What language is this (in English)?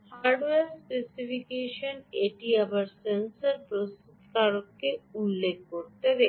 Bangla